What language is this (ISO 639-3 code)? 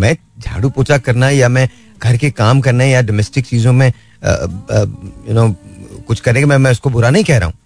hin